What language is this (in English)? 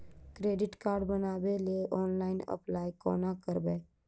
Maithili